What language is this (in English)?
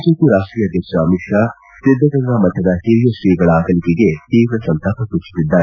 Kannada